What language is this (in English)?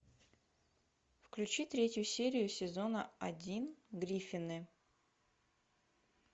Russian